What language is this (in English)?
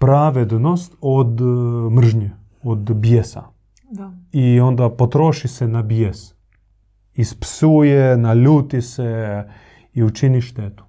Croatian